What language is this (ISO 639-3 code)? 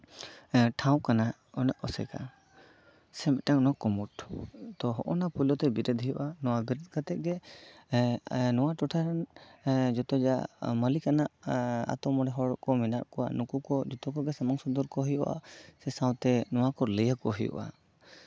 sat